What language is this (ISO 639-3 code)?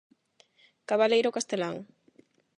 glg